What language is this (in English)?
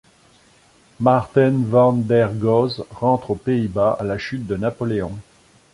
French